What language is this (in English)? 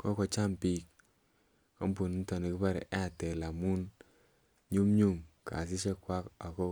Kalenjin